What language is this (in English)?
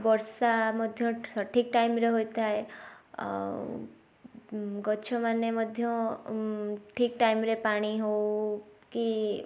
Odia